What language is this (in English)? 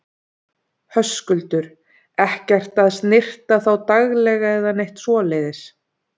Icelandic